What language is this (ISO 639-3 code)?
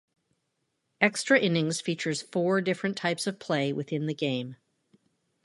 eng